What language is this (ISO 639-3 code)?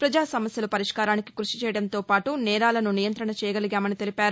tel